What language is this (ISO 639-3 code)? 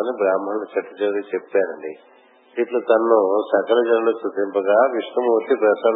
tel